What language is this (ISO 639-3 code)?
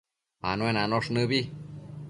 mcf